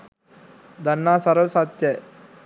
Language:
Sinhala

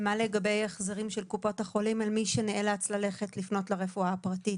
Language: Hebrew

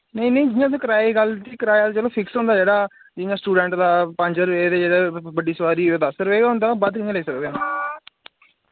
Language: Dogri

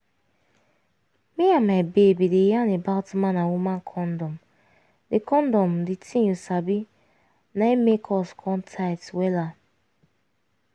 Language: Nigerian Pidgin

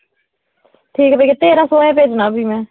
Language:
Dogri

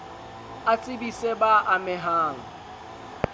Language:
Southern Sotho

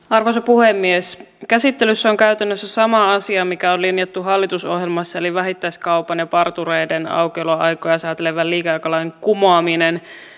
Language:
Finnish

